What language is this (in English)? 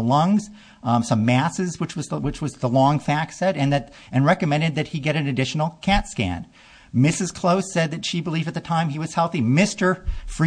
English